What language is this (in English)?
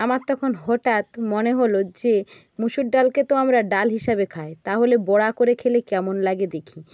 Bangla